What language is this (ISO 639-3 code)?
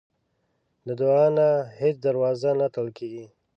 pus